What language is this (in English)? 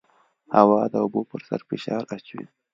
Pashto